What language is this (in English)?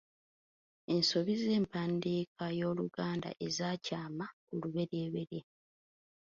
Ganda